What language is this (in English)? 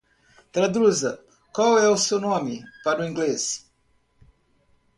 Portuguese